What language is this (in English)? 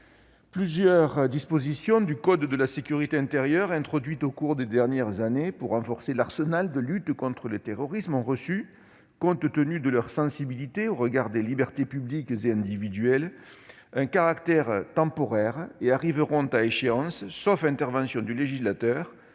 French